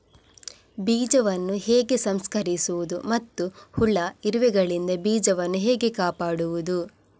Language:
Kannada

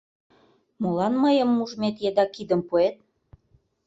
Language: Mari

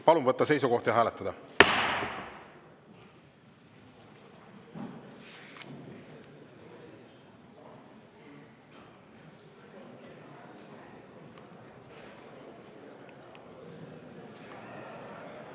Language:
Estonian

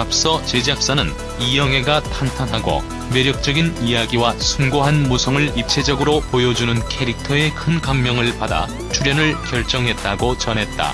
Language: Korean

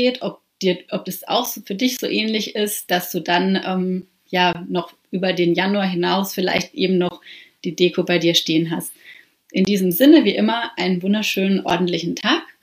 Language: German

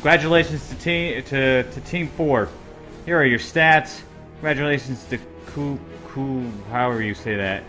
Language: English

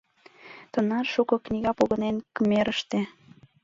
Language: Mari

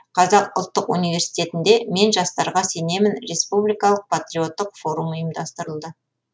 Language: Kazakh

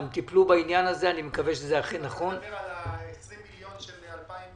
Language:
Hebrew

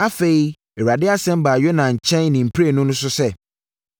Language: Akan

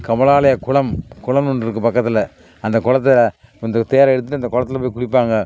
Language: Tamil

